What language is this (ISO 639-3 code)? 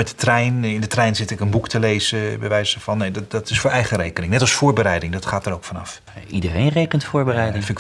nld